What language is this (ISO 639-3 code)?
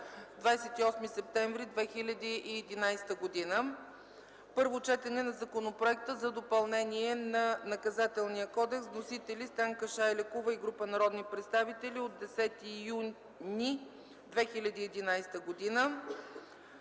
bul